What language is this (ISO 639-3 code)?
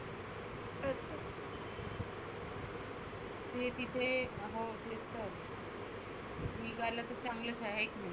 mar